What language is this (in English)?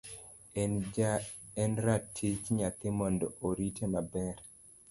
Luo (Kenya and Tanzania)